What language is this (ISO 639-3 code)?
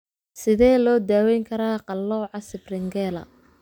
som